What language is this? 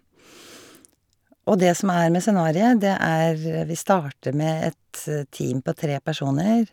Norwegian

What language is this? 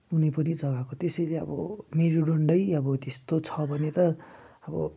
Nepali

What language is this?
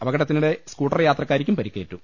Malayalam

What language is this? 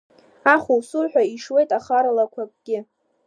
Abkhazian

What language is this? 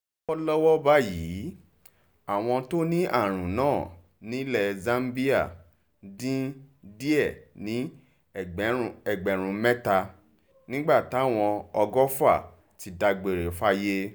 Yoruba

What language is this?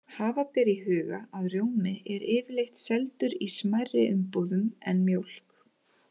Icelandic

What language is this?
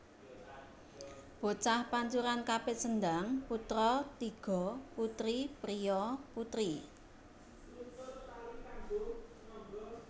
Javanese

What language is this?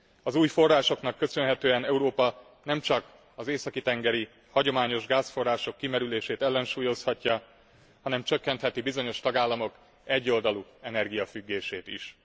Hungarian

